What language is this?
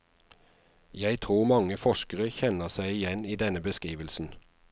Norwegian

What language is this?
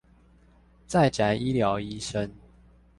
Chinese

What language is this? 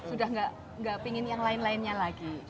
Indonesian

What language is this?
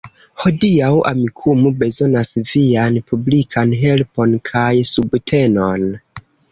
Esperanto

